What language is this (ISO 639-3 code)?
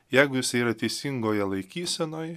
lit